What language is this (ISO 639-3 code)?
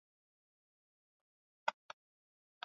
swa